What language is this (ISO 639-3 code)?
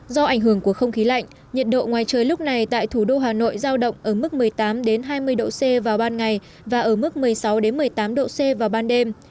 vie